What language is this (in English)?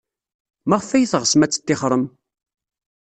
Kabyle